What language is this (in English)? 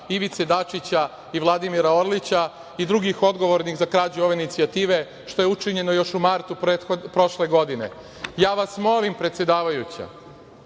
Serbian